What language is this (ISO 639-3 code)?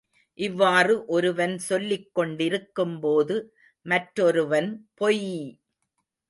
tam